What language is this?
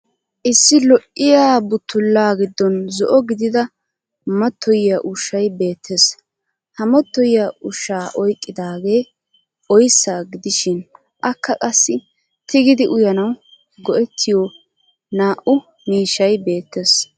Wolaytta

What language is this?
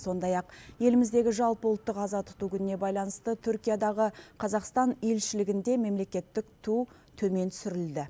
Kazakh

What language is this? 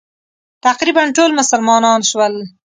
Pashto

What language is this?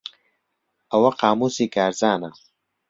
Central Kurdish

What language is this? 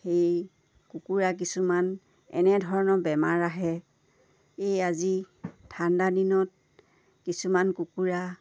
Assamese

